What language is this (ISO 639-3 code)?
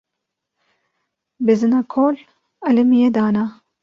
kur